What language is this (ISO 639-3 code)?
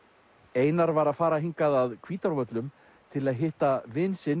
isl